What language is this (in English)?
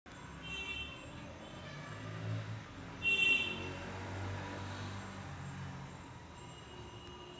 Marathi